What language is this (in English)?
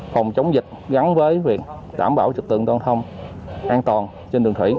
Vietnamese